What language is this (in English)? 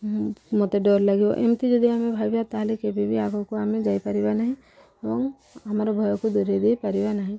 Odia